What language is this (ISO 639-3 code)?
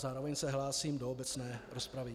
ces